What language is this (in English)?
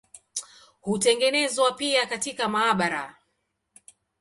Swahili